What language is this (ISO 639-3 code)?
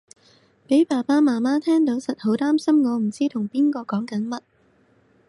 yue